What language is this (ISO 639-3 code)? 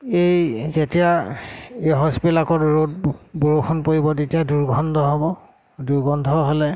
asm